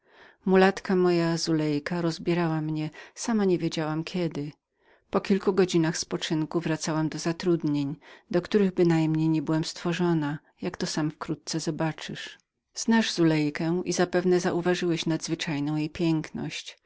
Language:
Polish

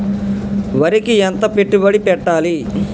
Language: Telugu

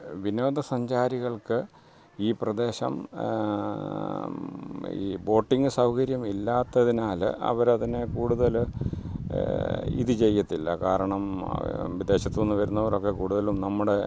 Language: Malayalam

